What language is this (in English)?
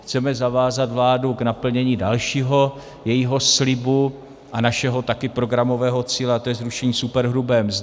Czech